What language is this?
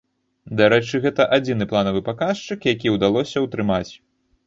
Belarusian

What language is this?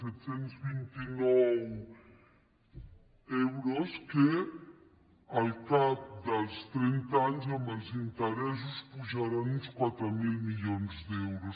Catalan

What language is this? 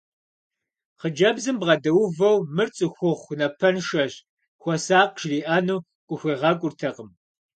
Kabardian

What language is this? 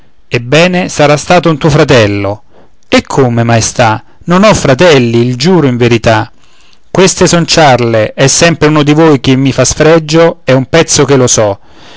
Italian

